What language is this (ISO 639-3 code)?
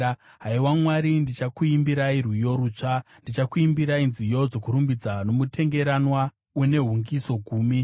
sna